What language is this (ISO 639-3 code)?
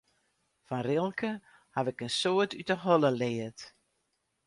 fry